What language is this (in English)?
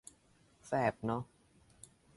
Thai